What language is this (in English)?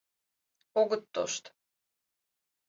Mari